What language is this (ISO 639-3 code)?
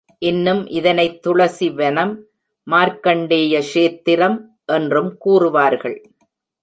tam